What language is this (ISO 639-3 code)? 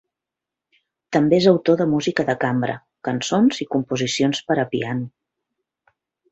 cat